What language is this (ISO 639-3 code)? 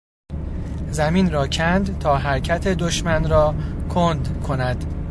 fas